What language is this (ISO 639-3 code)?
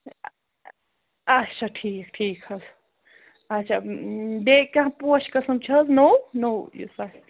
kas